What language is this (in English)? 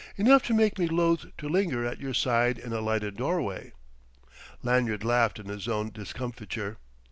English